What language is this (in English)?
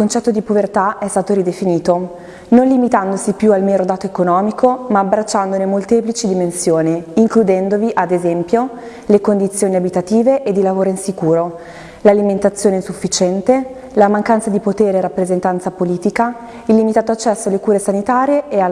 Italian